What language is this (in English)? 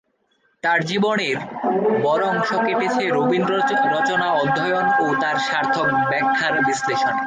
Bangla